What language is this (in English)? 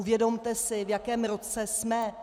Czech